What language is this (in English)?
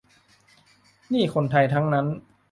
Thai